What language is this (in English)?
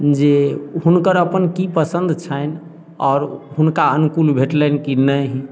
Maithili